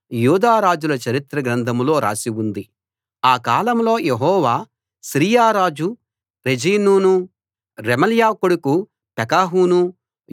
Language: Telugu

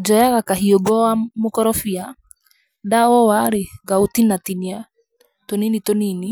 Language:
Kikuyu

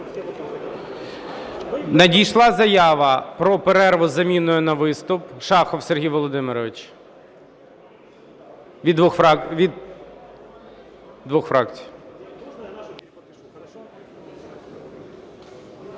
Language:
Ukrainian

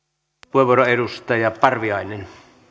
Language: Finnish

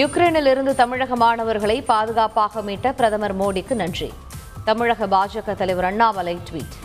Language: Tamil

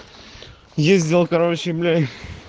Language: Russian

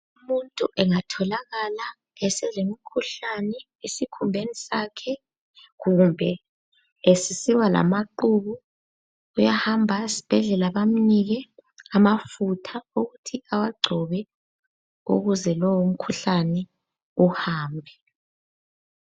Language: North Ndebele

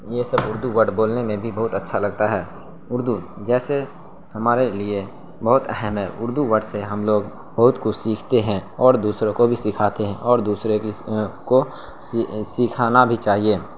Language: Urdu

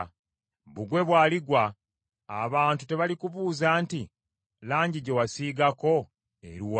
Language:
Ganda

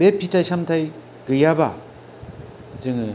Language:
Bodo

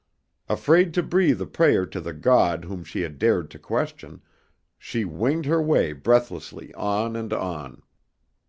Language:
English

